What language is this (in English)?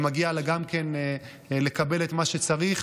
Hebrew